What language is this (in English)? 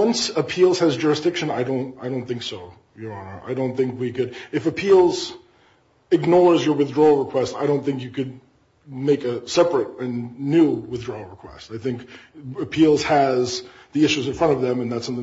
English